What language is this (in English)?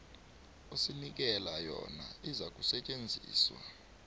South Ndebele